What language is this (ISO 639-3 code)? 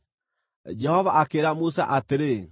kik